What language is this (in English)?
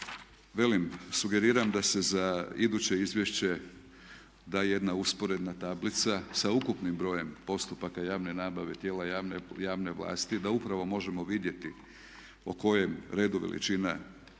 Croatian